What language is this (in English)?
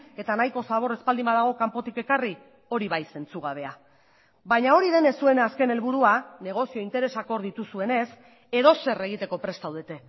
Basque